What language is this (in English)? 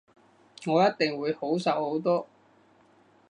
Cantonese